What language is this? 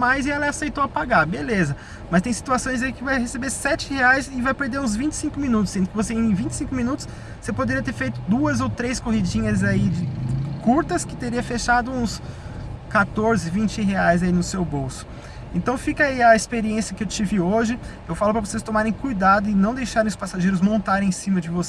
Portuguese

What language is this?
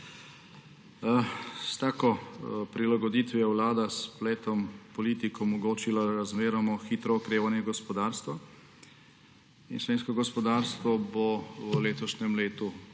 Slovenian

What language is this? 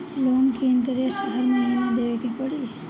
Bhojpuri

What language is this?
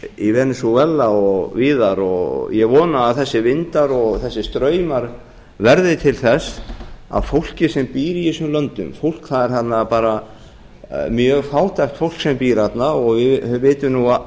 Icelandic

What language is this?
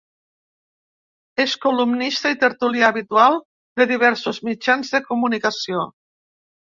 Catalan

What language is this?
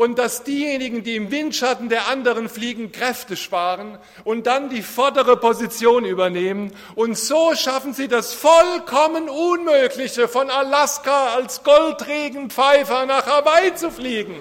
German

